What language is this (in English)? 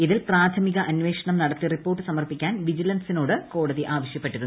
Malayalam